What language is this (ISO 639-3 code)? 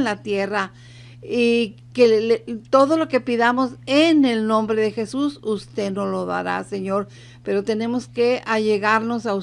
spa